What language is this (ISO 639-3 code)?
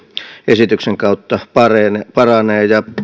fin